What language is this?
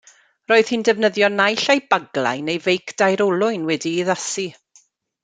Welsh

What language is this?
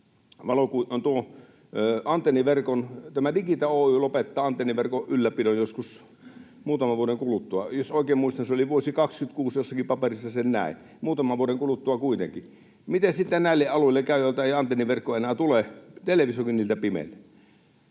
Finnish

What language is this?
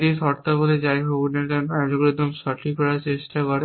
Bangla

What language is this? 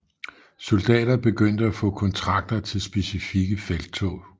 Danish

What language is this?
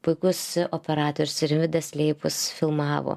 Lithuanian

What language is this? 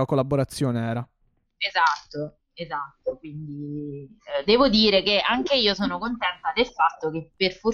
Italian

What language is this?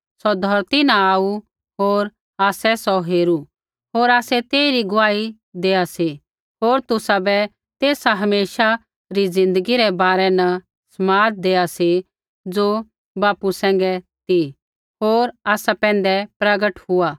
Kullu Pahari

